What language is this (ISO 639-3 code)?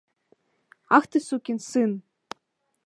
chm